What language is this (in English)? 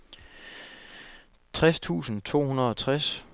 Danish